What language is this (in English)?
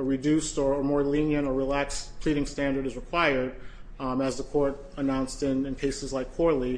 English